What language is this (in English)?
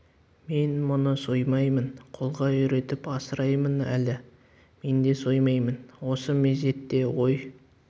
Kazakh